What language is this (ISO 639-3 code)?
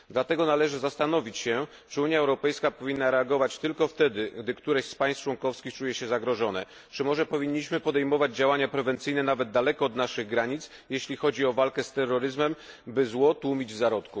pol